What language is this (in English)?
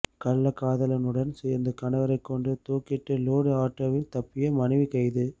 Tamil